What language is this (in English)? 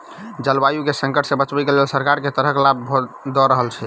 Maithili